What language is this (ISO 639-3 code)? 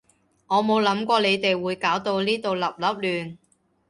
yue